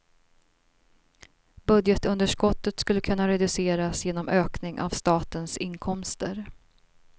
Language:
Swedish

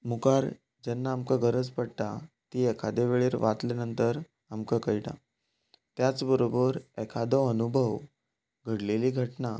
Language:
Konkani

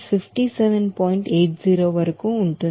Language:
Telugu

